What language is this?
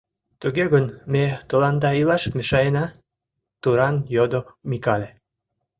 Mari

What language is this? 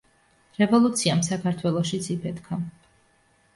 Georgian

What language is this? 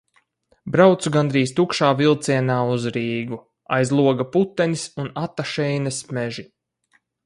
Latvian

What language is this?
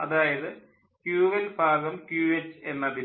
Malayalam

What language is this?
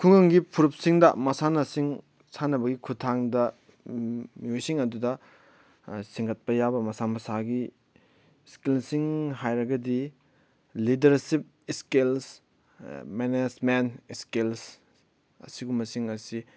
Manipuri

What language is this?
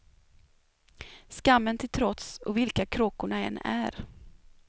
Swedish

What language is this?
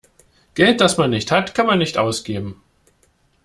German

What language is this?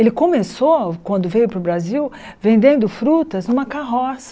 Portuguese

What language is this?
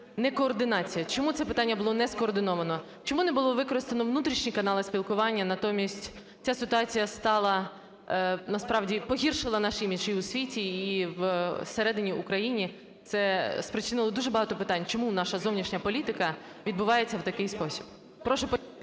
Ukrainian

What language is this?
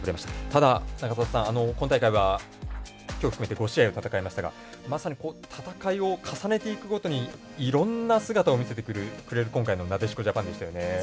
Japanese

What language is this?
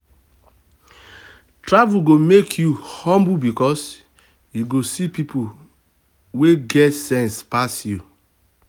Nigerian Pidgin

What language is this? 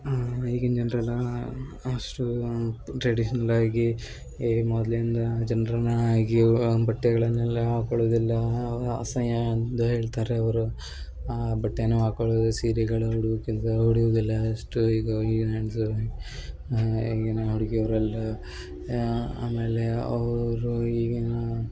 Kannada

